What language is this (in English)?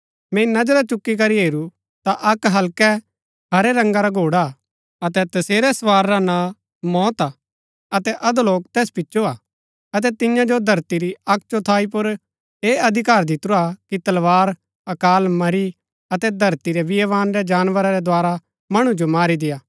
Gaddi